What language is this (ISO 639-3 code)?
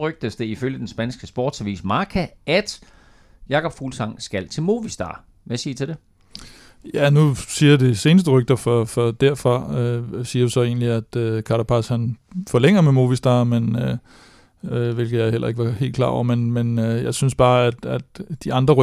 dan